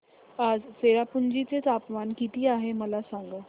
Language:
Marathi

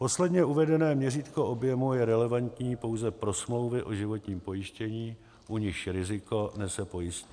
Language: Czech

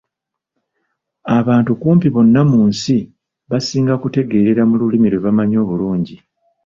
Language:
Ganda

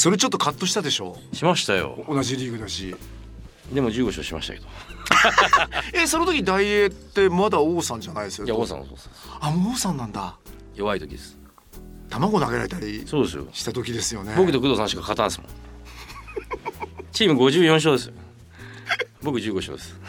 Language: Japanese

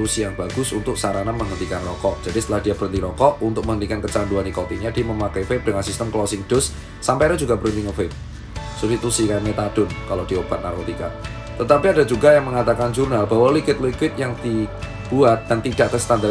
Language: Indonesian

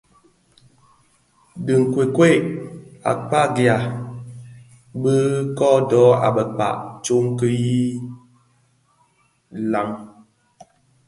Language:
Bafia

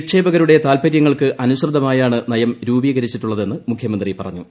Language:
Malayalam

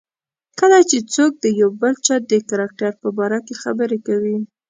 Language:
Pashto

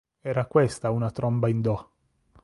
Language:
Italian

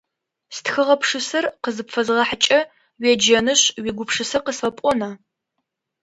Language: Adyghe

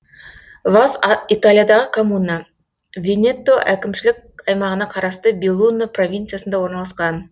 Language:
Kazakh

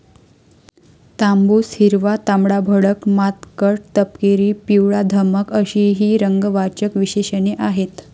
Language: Marathi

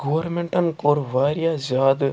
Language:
Kashmiri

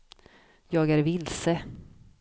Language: Swedish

